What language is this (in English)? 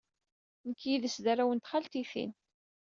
Kabyle